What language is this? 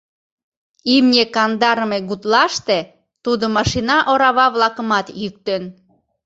Mari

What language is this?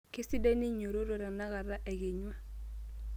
Masai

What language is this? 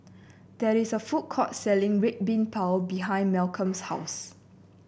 English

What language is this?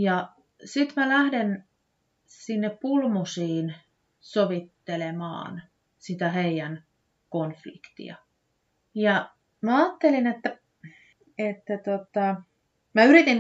Finnish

